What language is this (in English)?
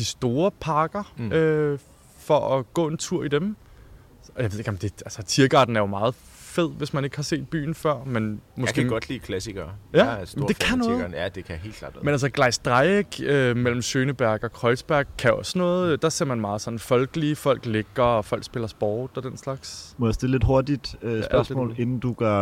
Danish